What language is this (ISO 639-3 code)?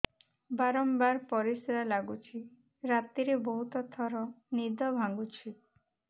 ori